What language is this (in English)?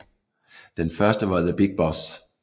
Danish